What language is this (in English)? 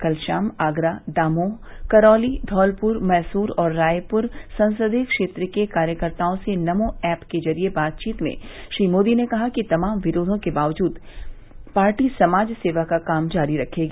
Hindi